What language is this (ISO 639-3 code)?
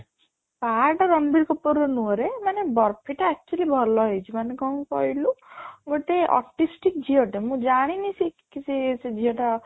ori